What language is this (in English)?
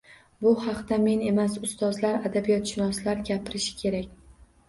Uzbek